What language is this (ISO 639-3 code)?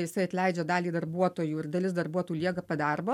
lit